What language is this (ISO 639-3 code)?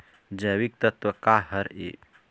hne